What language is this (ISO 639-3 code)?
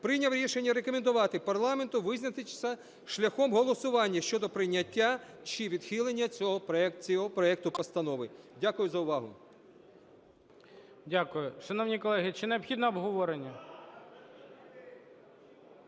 ukr